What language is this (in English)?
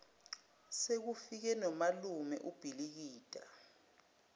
Zulu